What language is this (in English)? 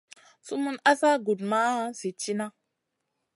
Masana